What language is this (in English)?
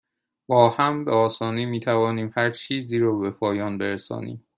Persian